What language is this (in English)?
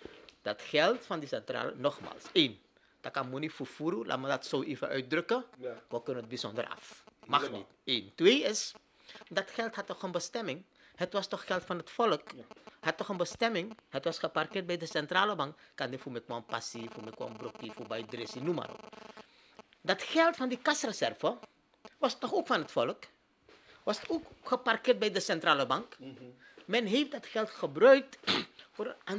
Dutch